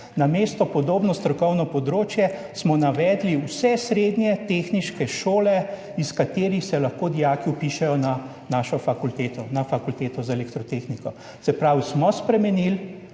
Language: Slovenian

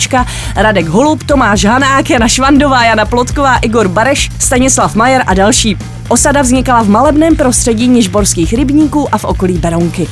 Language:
Czech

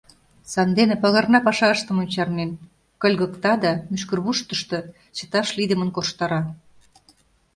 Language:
Mari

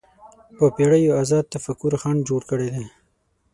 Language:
Pashto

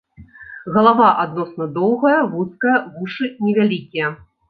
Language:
Belarusian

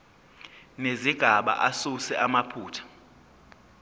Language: Zulu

